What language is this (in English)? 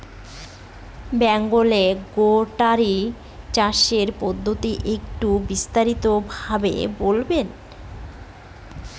Bangla